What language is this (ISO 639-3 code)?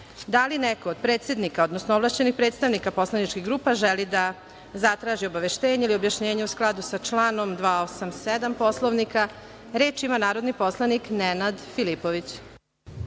srp